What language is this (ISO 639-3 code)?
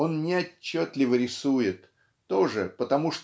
rus